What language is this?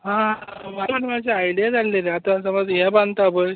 Konkani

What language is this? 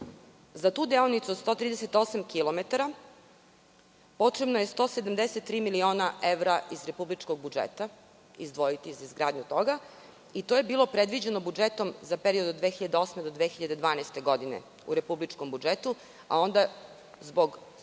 Serbian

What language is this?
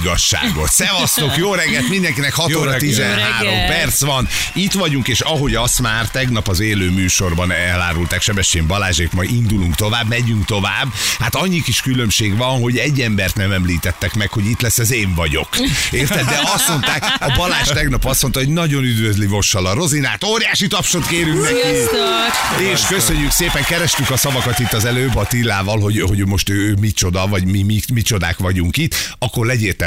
Hungarian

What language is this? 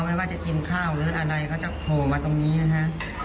Thai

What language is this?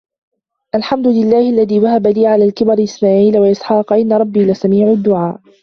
Arabic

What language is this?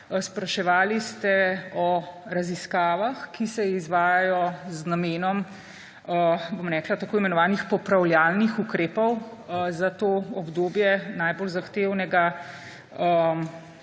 Slovenian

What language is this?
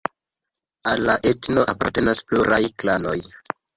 Esperanto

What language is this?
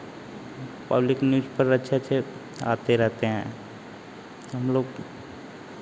Hindi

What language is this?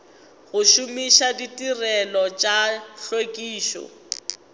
Northern Sotho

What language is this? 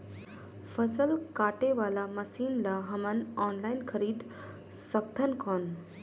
Chhattisgarhi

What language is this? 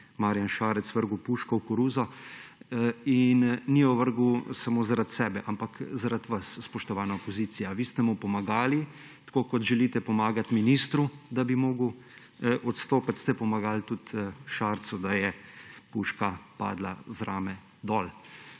Slovenian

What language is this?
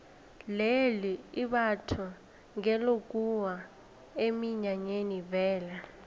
South Ndebele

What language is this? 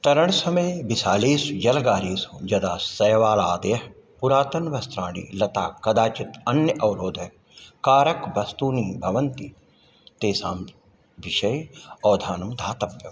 Sanskrit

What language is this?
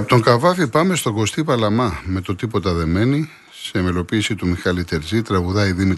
Greek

